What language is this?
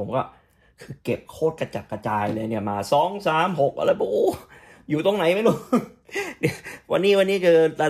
Thai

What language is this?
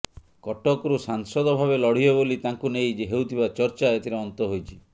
Odia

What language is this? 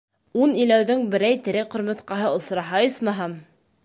Bashkir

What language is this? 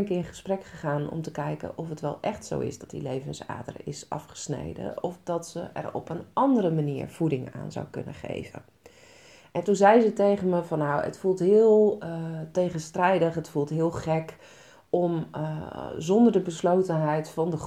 Dutch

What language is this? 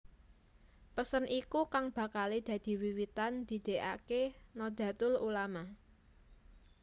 Javanese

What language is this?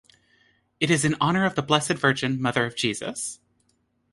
English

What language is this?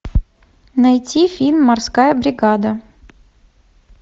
Russian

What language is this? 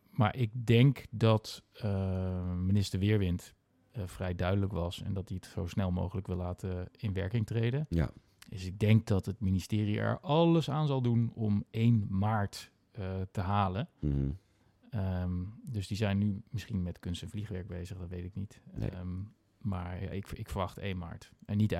Dutch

